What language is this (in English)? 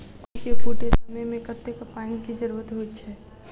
Maithili